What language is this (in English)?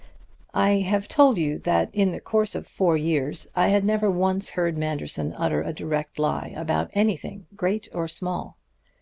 English